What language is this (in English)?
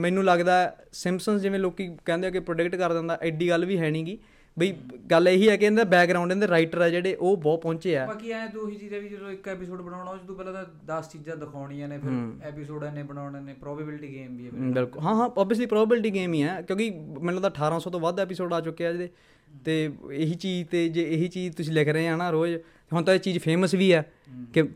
Punjabi